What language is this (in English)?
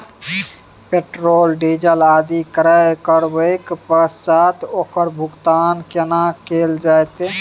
Maithili